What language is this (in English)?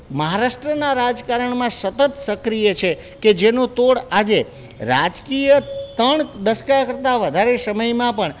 Gujarati